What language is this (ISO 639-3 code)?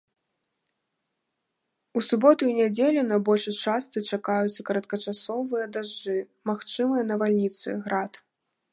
bel